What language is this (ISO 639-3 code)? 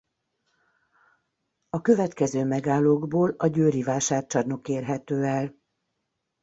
hun